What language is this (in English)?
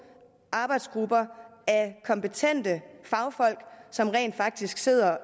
Danish